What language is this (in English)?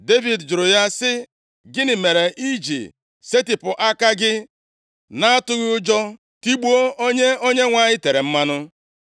Igbo